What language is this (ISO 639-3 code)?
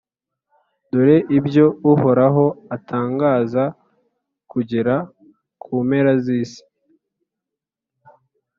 kin